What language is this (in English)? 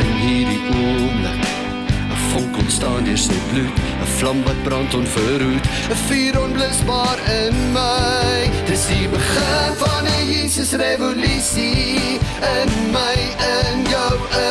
Dutch